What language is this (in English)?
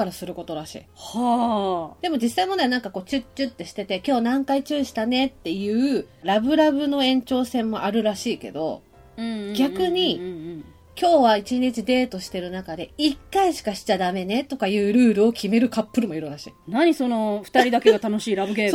Japanese